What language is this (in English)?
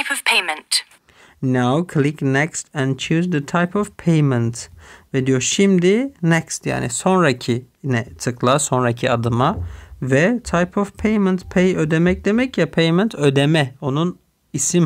Turkish